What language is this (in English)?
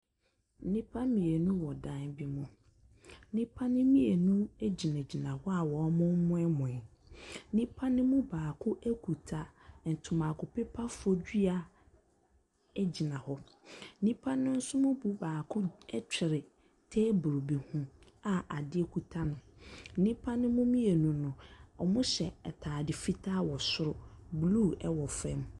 Akan